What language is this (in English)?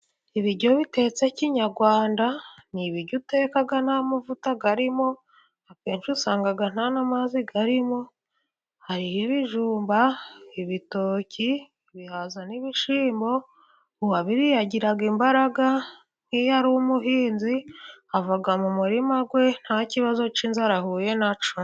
Kinyarwanda